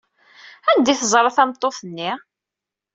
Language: Kabyle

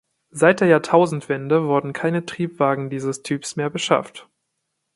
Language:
German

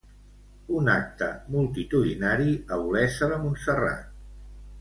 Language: Catalan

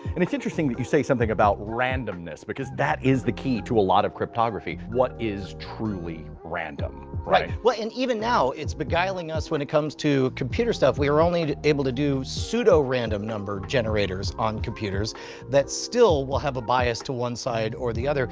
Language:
English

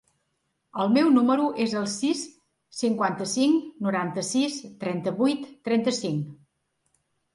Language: Catalan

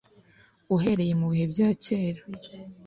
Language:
Kinyarwanda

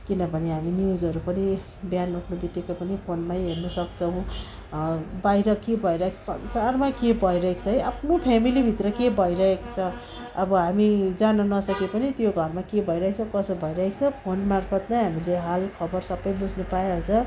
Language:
Nepali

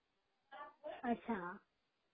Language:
Marathi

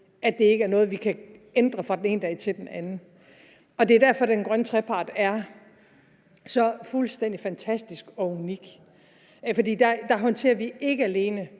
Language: Danish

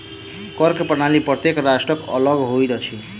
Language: Maithili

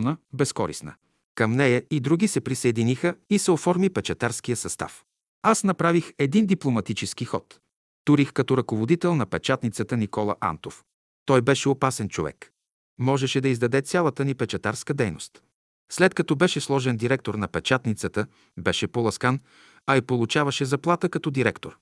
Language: Bulgarian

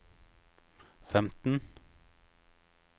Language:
Norwegian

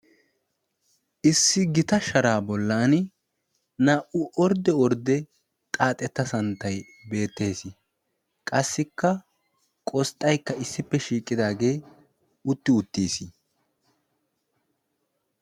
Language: Wolaytta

